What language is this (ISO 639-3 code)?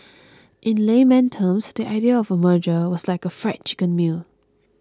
eng